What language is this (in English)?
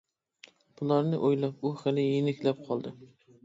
Uyghur